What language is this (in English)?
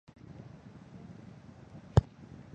Chinese